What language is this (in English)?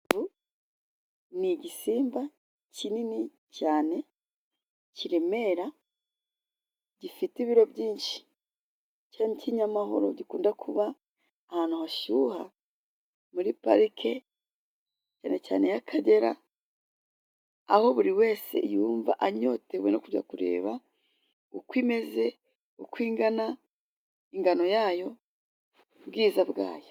Kinyarwanda